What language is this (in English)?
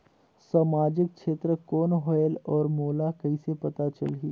Chhattisgarhi